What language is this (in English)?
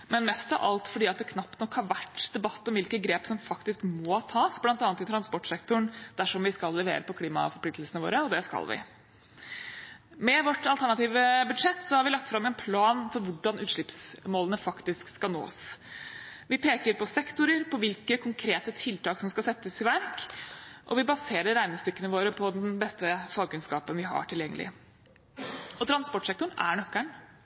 Norwegian Bokmål